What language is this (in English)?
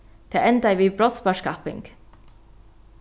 Faroese